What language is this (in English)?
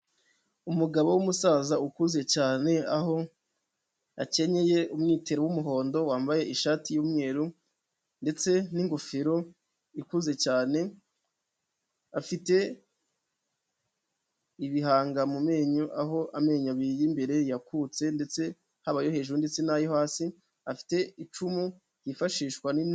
Kinyarwanda